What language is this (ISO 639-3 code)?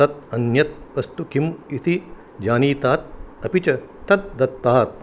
san